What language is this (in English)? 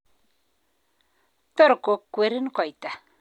Kalenjin